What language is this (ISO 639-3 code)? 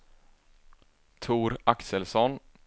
swe